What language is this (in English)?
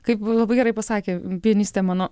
Lithuanian